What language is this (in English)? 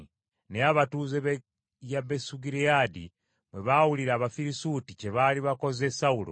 Ganda